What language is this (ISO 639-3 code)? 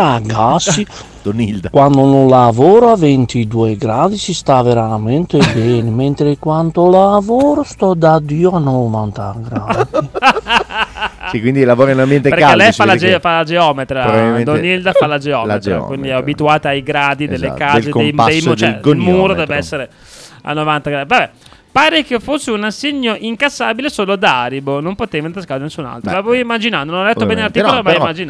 ita